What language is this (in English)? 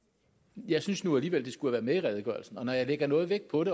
Danish